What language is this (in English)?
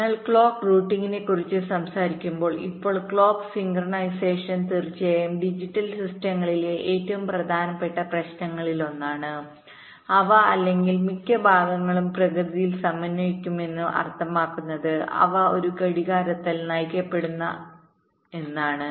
Malayalam